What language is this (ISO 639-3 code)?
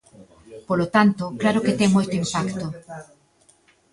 glg